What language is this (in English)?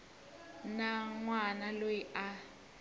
Tsonga